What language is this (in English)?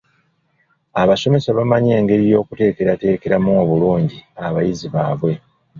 Ganda